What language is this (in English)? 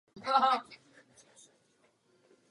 Czech